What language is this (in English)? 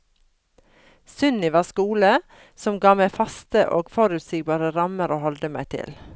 Norwegian